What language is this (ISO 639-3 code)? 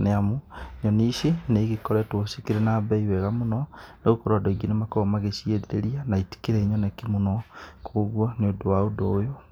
kik